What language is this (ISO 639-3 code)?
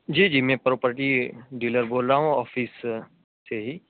urd